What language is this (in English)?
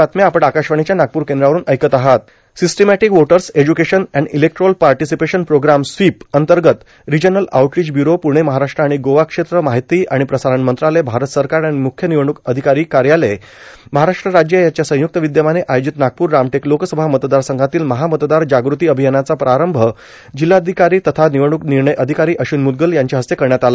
Marathi